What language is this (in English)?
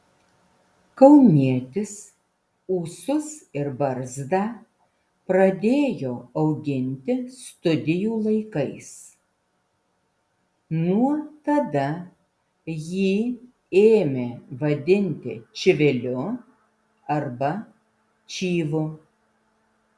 Lithuanian